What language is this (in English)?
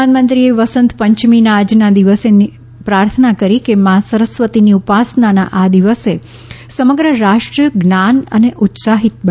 Gujarati